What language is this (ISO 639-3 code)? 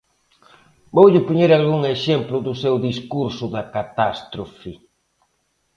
glg